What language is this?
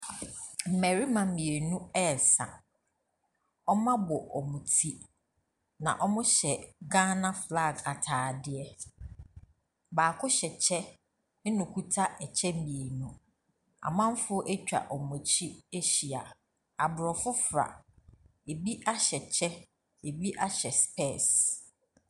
Akan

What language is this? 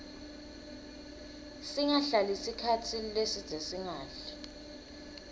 Swati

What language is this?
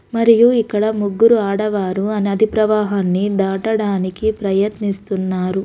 Telugu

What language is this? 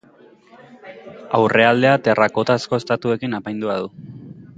Basque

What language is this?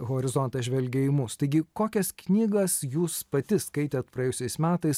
Lithuanian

